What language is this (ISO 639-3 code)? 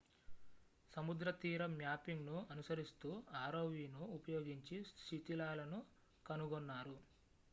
tel